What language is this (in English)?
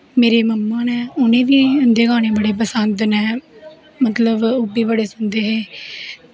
Dogri